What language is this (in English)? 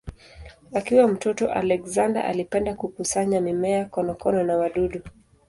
Swahili